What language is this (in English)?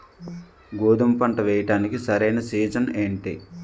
Telugu